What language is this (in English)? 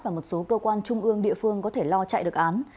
Vietnamese